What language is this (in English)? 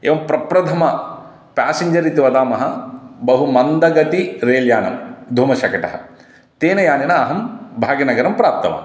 Sanskrit